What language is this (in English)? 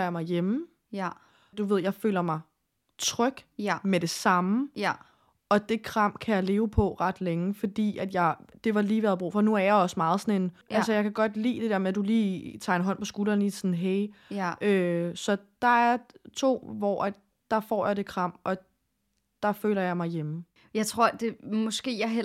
Danish